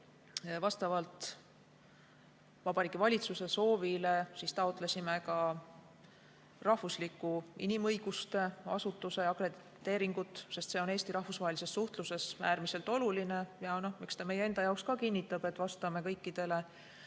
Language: Estonian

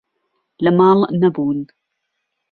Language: Central Kurdish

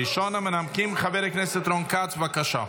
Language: Hebrew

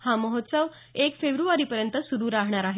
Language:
Marathi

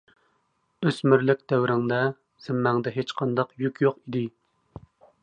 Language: Uyghur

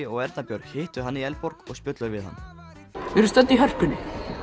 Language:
Icelandic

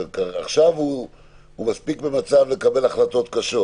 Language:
Hebrew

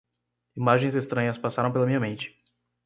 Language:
Portuguese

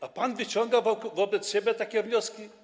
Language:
Polish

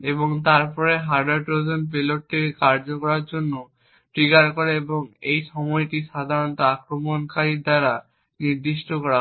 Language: Bangla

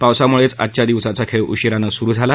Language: Marathi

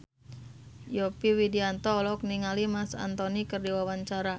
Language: Sundanese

